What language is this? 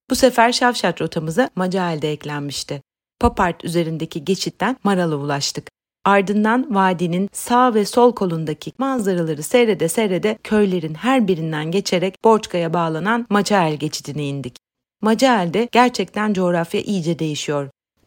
Turkish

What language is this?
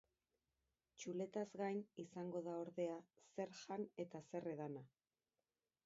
Basque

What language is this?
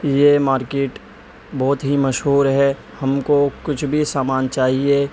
Urdu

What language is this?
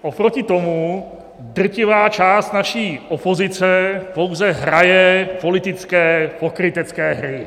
Czech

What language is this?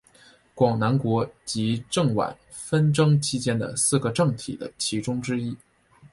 Chinese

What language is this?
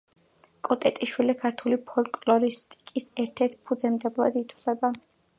Georgian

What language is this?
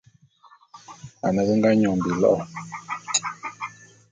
Bulu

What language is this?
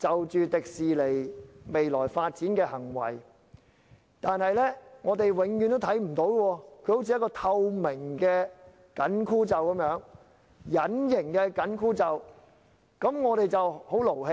Cantonese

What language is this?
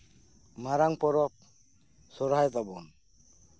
Santali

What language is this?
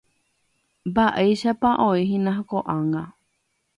Guarani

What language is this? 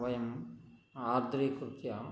Sanskrit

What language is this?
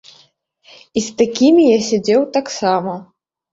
Belarusian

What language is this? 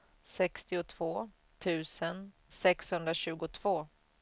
Swedish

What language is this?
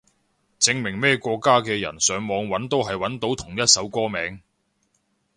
Cantonese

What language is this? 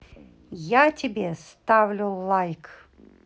Russian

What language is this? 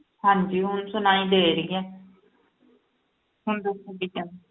Punjabi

